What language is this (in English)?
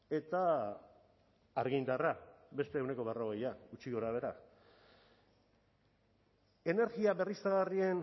Basque